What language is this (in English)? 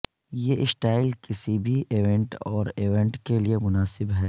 Urdu